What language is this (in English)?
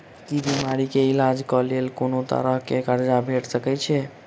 Maithili